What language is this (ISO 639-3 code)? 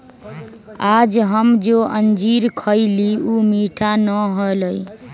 mag